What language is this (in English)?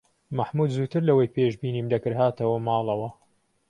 Central Kurdish